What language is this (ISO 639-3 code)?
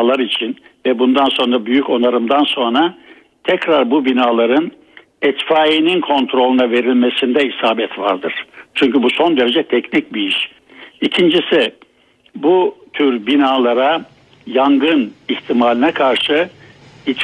tur